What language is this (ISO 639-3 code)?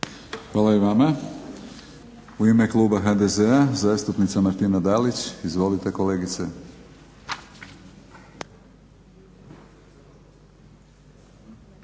hrv